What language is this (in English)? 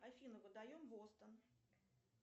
Russian